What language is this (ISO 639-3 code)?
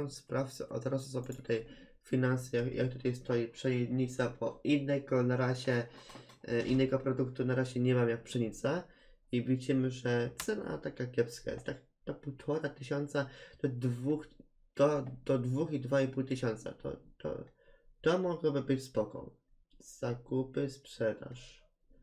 pol